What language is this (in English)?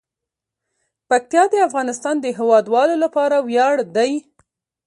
Pashto